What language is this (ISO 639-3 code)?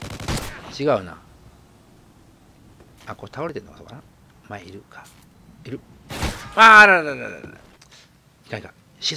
jpn